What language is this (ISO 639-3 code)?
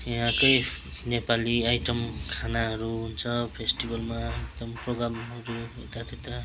nep